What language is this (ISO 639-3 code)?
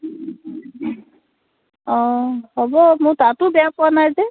asm